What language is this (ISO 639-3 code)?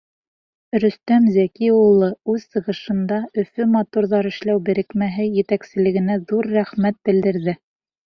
bak